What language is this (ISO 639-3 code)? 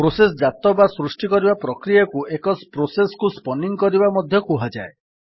ori